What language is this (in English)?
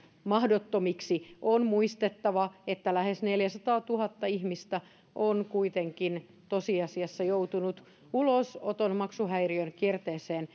Finnish